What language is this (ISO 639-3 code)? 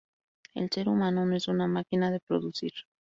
spa